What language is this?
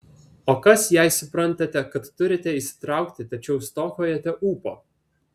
Lithuanian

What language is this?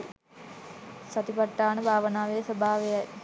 Sinhala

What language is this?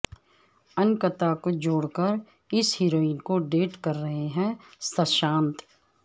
Urdu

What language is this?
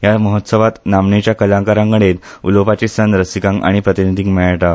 Konkani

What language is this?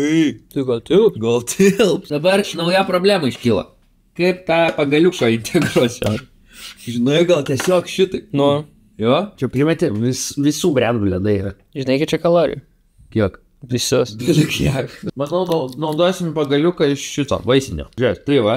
Lithuanian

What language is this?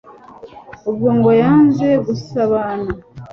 Kinyarwanda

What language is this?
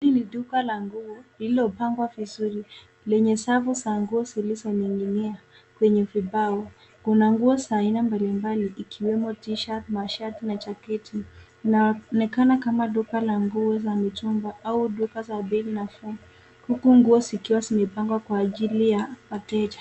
Swahili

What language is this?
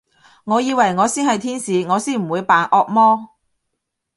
Cantonese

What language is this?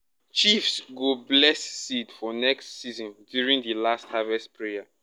Nigerian Pidgin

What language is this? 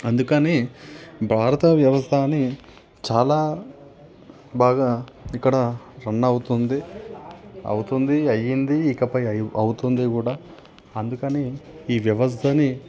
Telugu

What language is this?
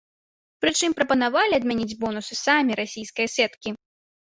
Belarusian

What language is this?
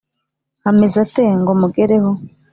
Kinyarwanda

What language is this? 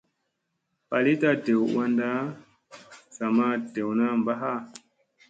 Musey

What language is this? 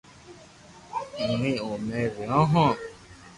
Loarki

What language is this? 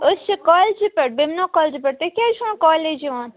Kashmiri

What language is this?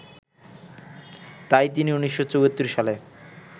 Bangla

